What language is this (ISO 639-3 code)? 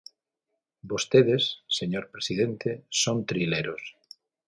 glg